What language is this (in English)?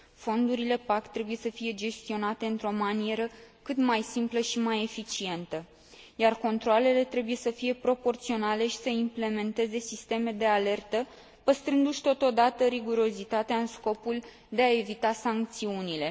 Romanian